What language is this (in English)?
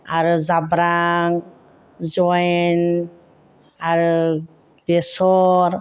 Bodo